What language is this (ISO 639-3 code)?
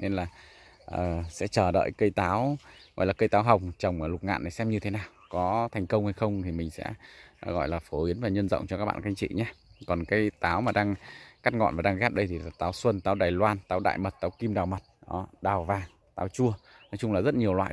vie